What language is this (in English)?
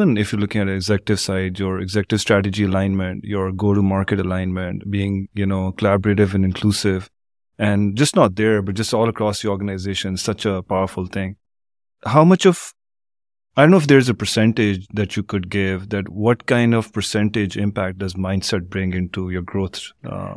English